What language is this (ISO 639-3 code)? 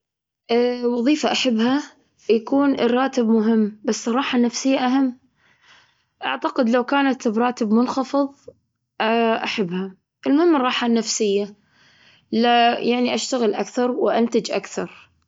afb